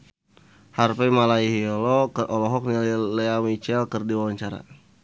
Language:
Sundanese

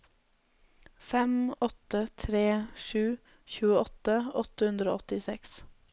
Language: Norwegian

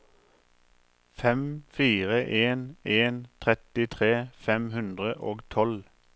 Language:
Norwegian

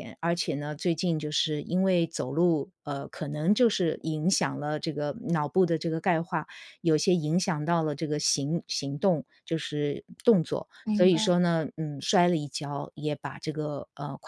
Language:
Chinese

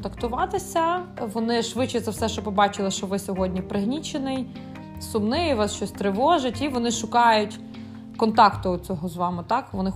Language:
Ukrainian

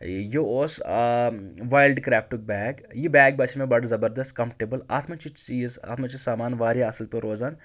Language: Kashmiri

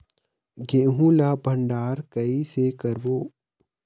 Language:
Chhattisgarhi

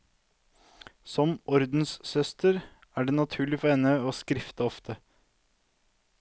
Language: Norwegian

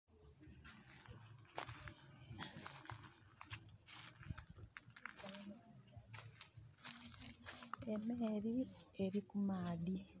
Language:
Soga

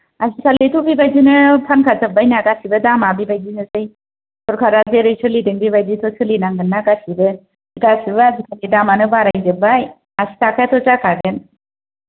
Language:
Bodo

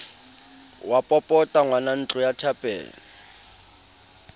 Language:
Southern Sotho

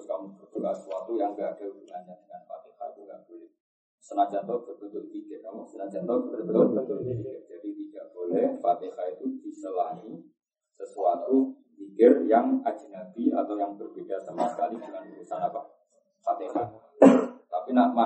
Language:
Malay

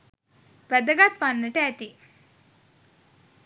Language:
Sinhala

